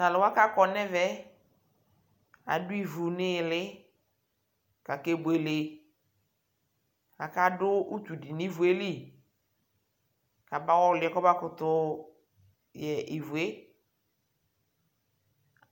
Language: Ikposo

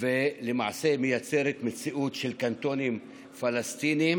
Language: Hebrew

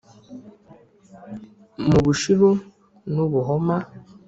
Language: Kinyarwanda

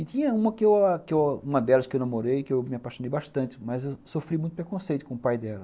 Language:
Portuguese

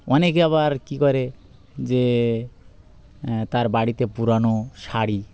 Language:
Bangla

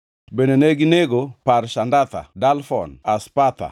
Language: Luo (Kenya and Tanzania)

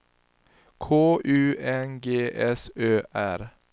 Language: Swedish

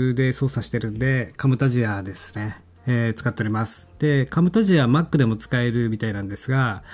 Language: Japanese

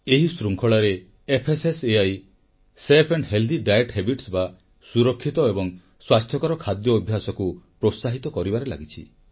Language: Odia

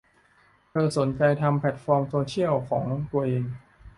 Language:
Thai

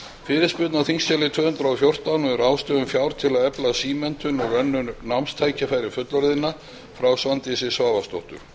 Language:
Icelandic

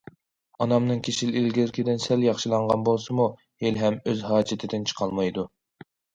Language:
Uyghur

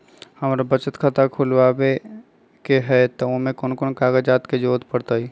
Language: Magahi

